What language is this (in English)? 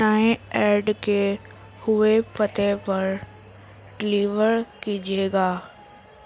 Urdu